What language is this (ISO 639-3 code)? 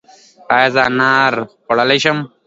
pus